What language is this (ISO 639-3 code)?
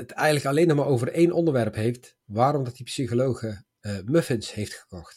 nld